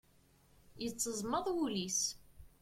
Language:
Kabyle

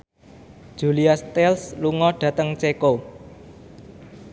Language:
Javanese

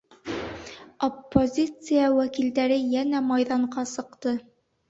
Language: Bashkir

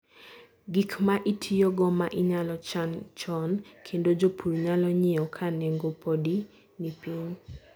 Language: Luo (Kenya and Tanzania)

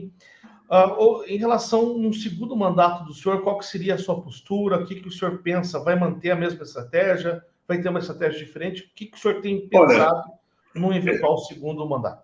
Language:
Portuguese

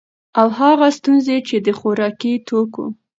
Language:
Pashto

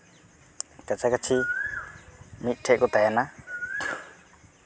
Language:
Santali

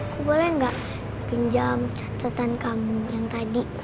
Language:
Indonesian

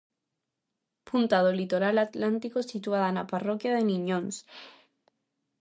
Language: Galician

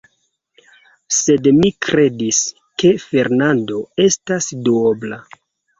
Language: Esperanto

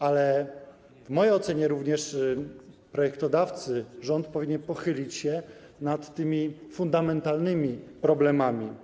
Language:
Polish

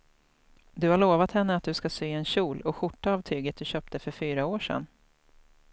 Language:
Swedish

